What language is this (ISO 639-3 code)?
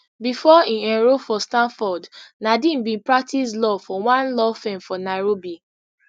pcm